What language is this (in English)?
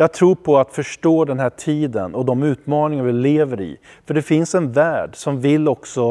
Swedish